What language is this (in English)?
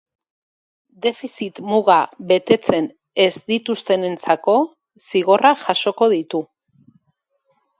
Basque